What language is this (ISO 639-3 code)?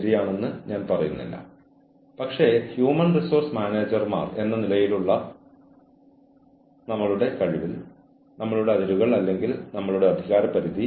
mal